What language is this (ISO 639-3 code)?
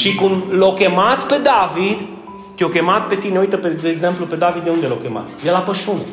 ron